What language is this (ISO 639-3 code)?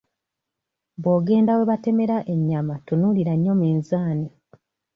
lug